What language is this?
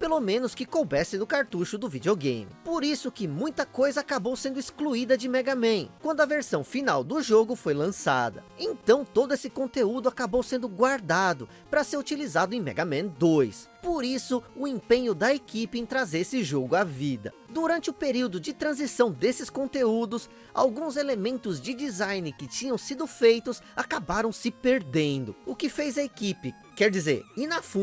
Portuguese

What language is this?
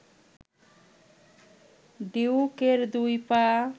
Bangla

